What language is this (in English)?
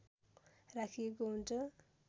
Nepali